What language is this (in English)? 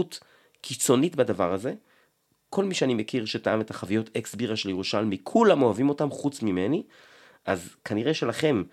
Hebrew